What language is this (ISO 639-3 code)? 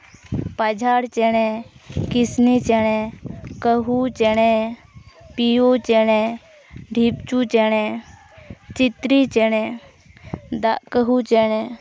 sat